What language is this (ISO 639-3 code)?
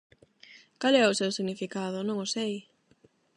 glg